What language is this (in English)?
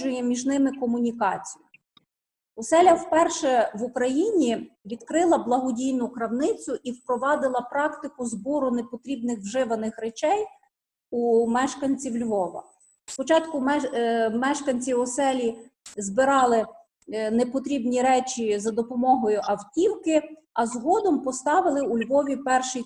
Ukrainian